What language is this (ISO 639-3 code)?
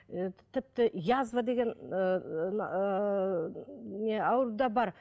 kaz